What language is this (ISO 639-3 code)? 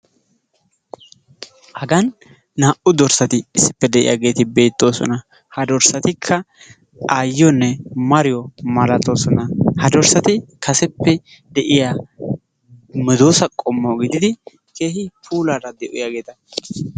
wal